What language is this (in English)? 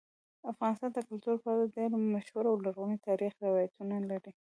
Pashto